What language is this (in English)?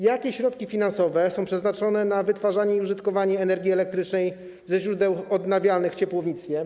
Polish